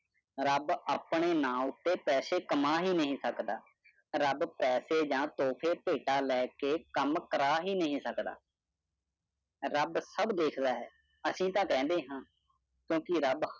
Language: Punjabi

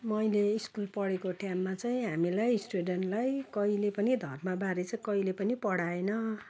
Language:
Nepali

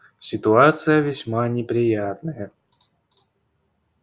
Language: Russian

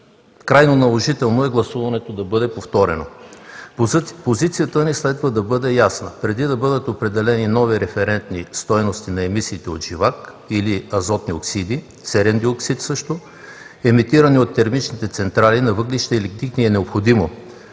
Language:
Bulgarian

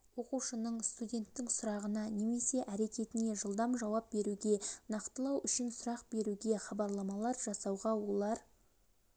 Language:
Kazakh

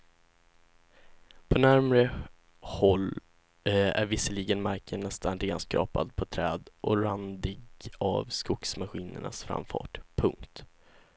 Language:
Swedish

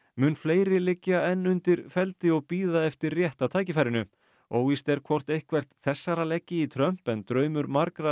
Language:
Icelandic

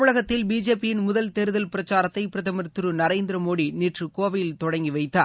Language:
Tamil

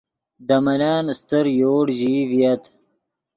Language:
Yidgha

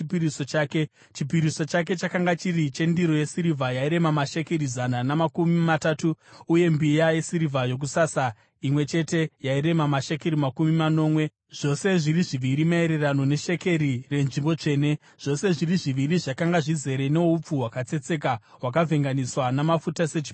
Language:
Shona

